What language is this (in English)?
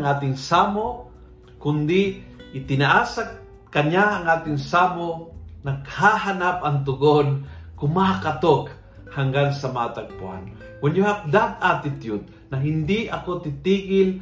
Filipino